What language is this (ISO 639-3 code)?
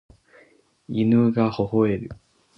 jpn